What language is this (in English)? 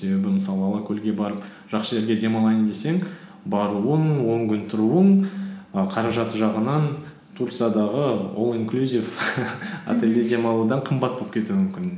Kazakh